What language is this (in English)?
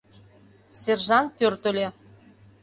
Mari